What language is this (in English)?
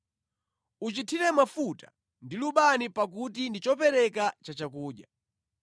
Nyanja